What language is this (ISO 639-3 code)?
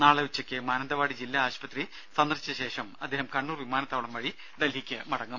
mal